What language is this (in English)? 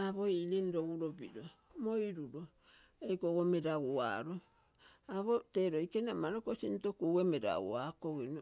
Terei